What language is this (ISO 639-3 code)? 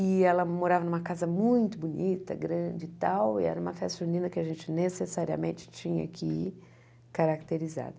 por